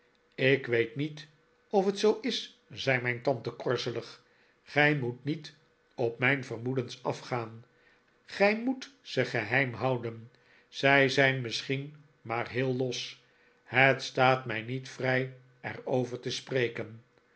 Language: Dutch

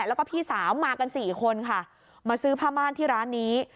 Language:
Thai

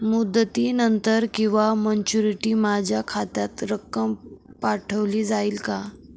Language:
Marathi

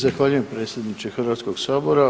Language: Croatian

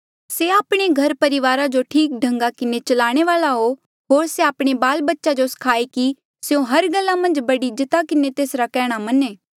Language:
Mandeali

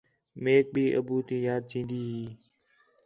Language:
Khetrani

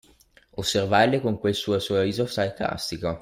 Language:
Italian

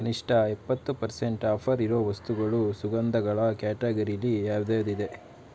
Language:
Kannada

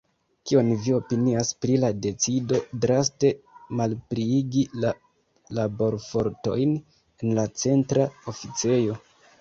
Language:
Esperanto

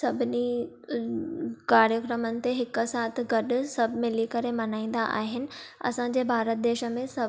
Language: Sindhi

